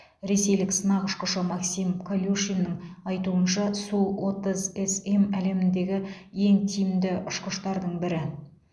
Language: Kazakh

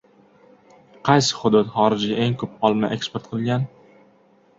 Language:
Uzbek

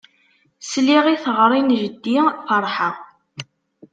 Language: Kabyle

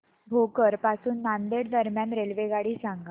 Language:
Marathi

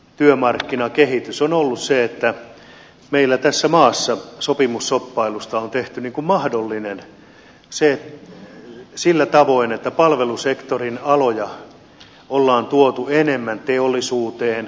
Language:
Finnish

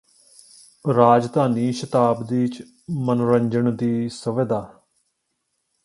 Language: Punjabi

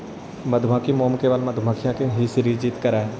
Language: Magahi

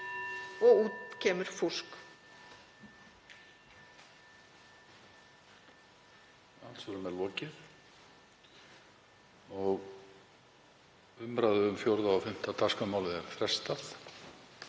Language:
Icelandic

